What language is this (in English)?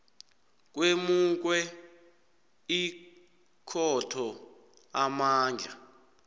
South Ndebele